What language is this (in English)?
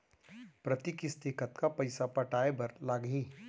Chhattisgarhi